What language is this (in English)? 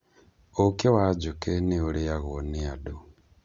Kikuyu